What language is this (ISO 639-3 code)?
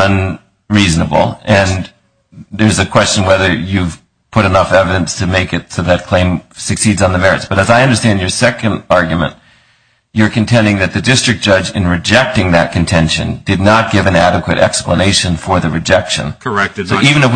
eng